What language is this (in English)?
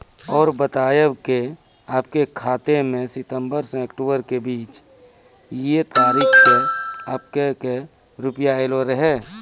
Maithili